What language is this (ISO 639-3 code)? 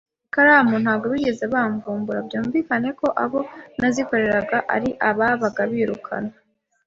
kin